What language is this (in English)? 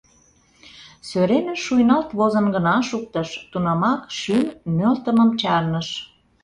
Mari